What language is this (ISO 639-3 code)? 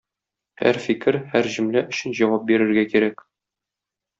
tat